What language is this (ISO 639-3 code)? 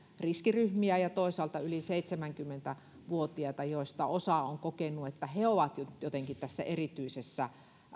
fin